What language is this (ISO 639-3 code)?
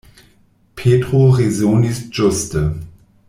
epo